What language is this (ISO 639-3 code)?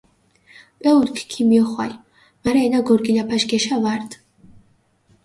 xmf